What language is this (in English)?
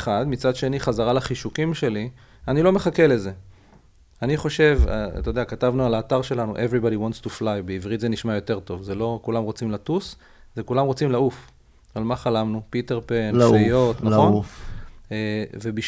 Hebrew